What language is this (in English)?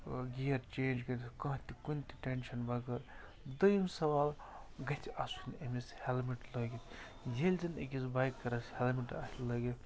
Kashmiri